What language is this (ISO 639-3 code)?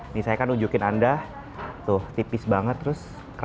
ind